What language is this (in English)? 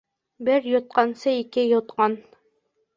Bashkir